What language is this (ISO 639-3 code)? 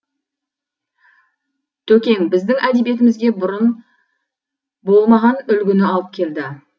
kaz